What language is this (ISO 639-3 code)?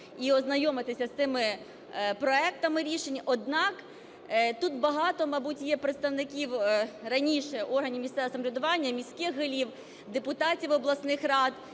ukr